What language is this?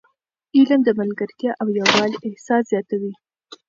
Pashto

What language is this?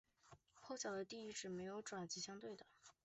Chinese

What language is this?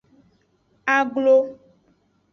Aja (Benin)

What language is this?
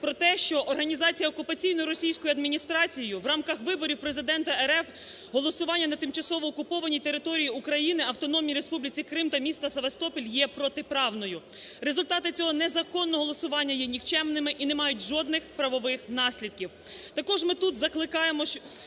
Ukrainian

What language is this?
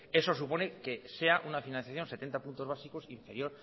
Spanish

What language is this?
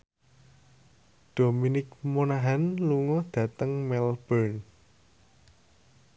Javanese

